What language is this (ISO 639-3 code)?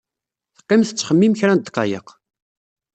kab